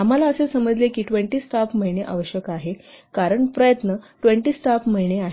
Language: Marathi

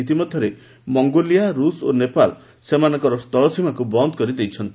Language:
Odia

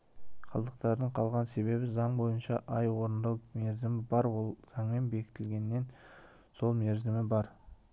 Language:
Kazakh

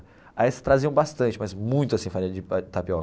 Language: Portuguese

